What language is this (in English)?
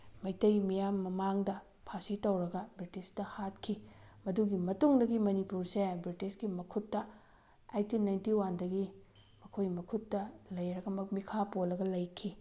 Manipuri